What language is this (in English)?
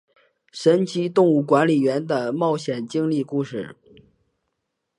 Chinese